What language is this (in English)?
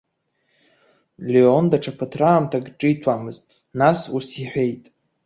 Abkhazian